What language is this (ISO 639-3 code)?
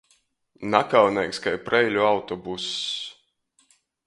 ltg